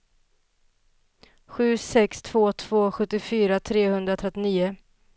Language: Swedish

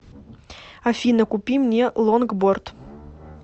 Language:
Russian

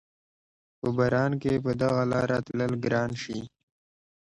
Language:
Pashto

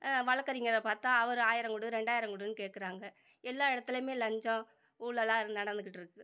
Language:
Tamil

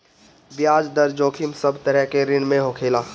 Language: Bhojpuri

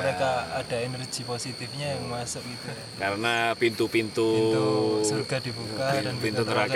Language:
Indonesian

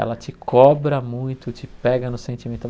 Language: Portuguese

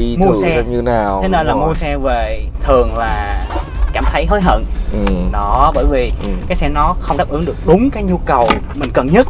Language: Vietnamese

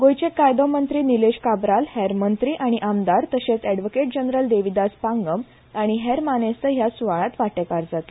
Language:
Konkani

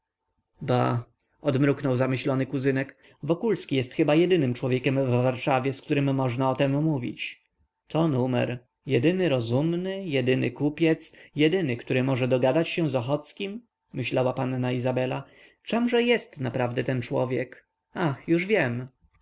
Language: Polish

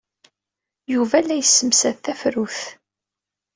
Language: Kabyle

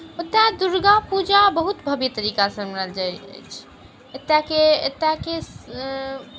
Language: Maithili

